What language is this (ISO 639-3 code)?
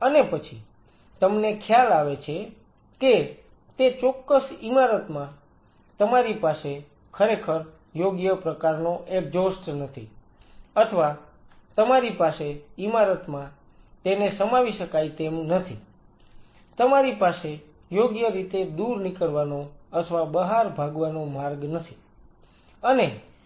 guj